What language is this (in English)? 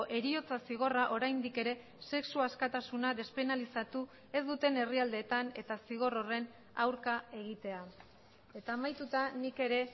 Basque